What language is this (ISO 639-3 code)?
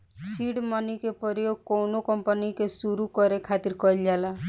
bho